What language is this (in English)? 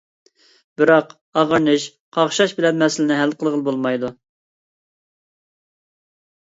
Uyghur